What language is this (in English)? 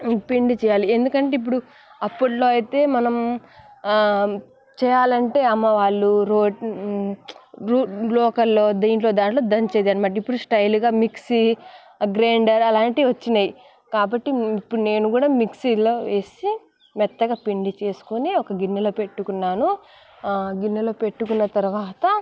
Telugu